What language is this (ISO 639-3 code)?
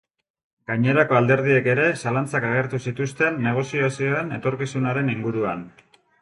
eus